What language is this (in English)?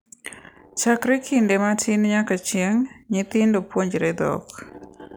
Luo (Kenya and Tanzania)